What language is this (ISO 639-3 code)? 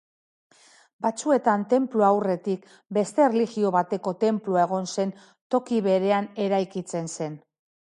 eus